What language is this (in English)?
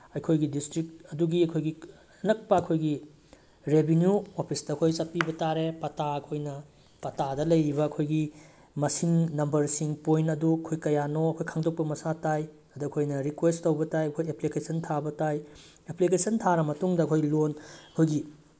Manipuri